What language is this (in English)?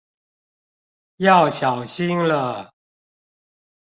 Chinese